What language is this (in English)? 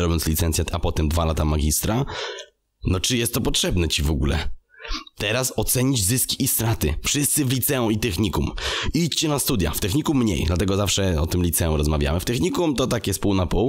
Polish